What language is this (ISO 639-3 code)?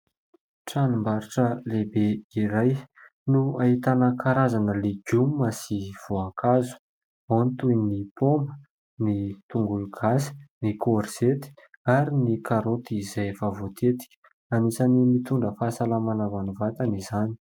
mlg